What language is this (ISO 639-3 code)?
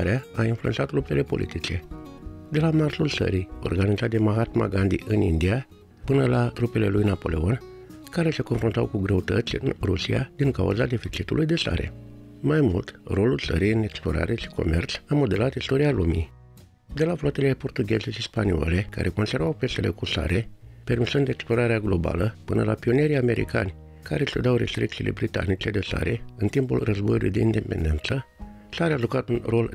ron